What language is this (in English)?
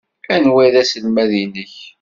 Kabyle